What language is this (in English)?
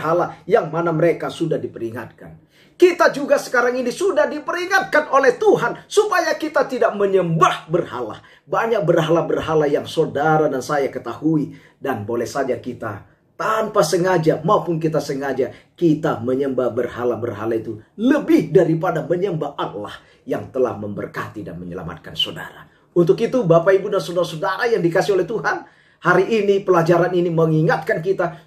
Indonesian